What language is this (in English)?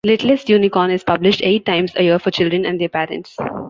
English